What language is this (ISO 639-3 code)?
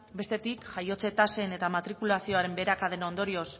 eus